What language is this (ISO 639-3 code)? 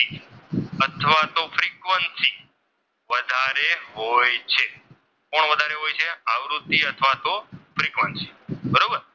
guj